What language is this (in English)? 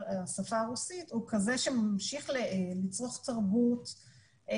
Hebrew